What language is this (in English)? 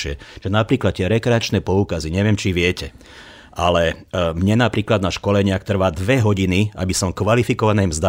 Slovak